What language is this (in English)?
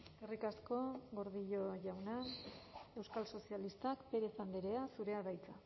Basque